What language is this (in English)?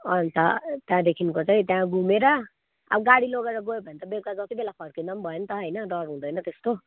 Nepali